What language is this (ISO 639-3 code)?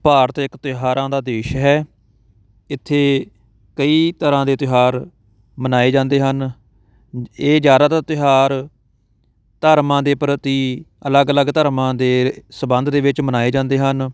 pan